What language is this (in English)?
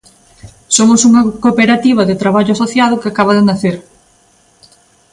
Galician